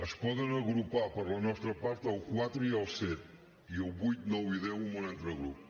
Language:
Catalan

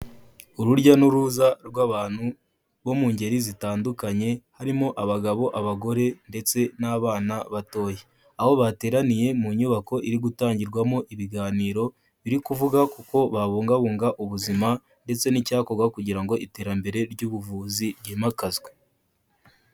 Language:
Kinyarwanda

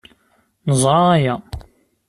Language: Kabyle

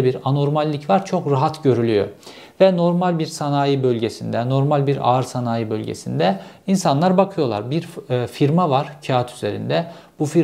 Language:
Turkish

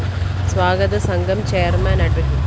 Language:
Malayalam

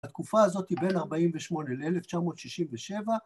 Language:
Hebrew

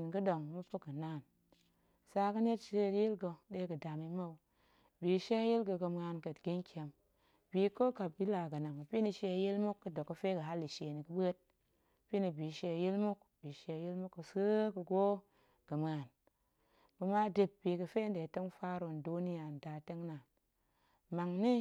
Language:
Goemai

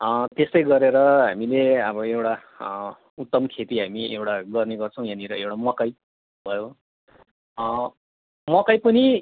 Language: Nepali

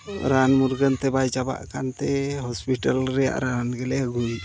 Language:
Santali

